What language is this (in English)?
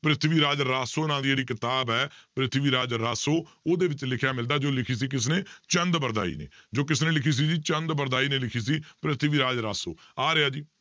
Punjabi